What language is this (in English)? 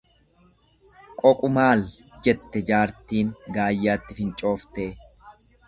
Oromo